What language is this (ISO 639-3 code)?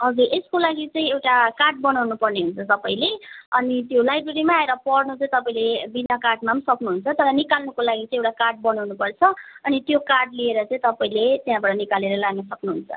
nep